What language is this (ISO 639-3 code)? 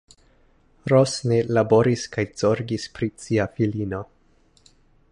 epo